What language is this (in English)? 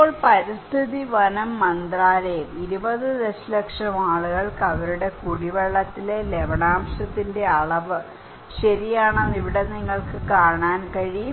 Malayalam